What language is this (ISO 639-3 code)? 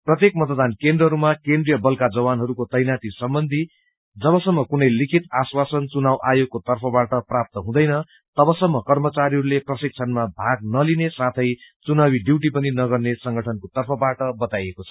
nep